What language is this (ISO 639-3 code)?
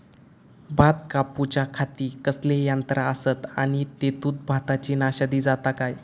mar